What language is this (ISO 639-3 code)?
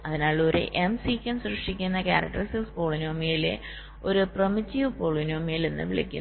mal